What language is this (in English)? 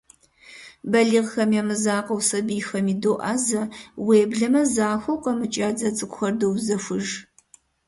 Kabardian